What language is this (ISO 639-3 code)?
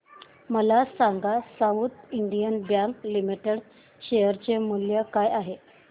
mar